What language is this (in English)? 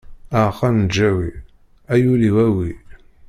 Kabyle